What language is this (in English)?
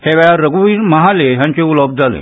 Konkani